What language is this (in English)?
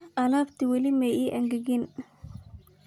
Somali